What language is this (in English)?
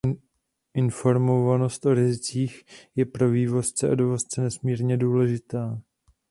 Czech